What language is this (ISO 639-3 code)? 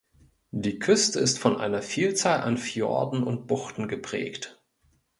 deu